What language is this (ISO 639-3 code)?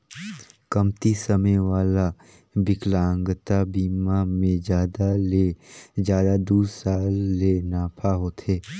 hne